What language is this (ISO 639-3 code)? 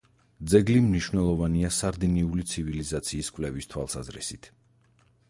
kat